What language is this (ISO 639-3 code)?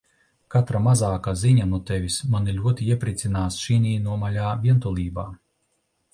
lav